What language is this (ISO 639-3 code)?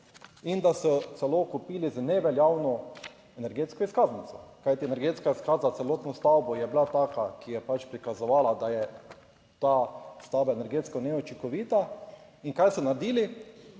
slv